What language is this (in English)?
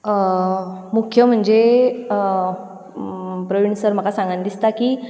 Konkani